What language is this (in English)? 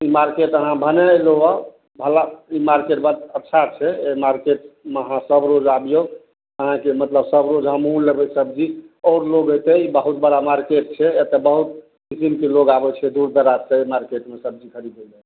Maithili